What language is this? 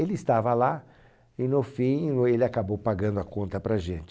Portuguese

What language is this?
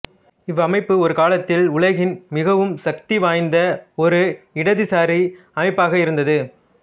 Tamil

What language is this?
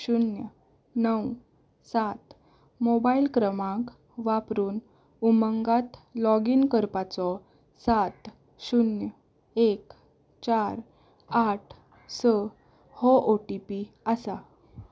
Konkani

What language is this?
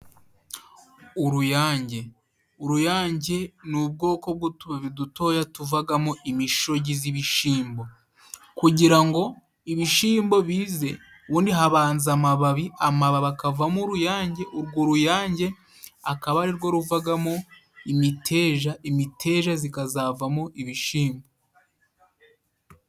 Kinyarwanda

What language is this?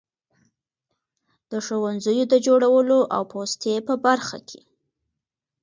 Pashto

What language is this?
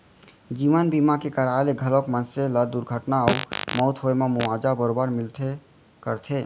Chhattisgarhi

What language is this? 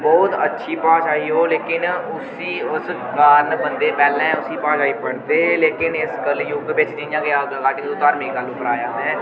Dogri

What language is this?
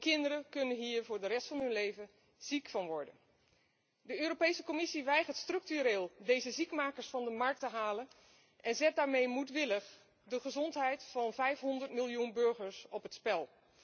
Dutch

